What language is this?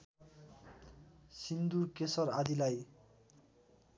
Nepali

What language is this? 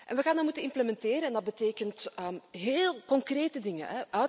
Dutch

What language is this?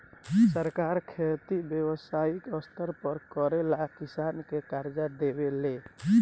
Bhojpuri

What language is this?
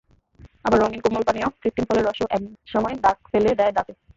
Bangla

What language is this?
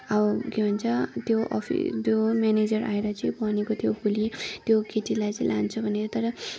Nepali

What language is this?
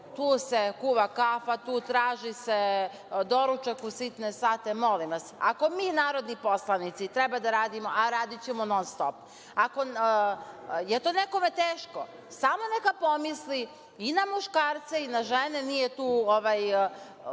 Serbian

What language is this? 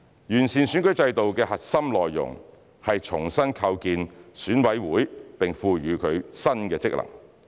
Cantonese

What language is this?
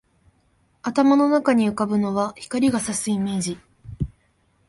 Japanese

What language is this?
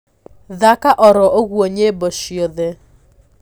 Kikuyu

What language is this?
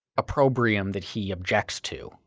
English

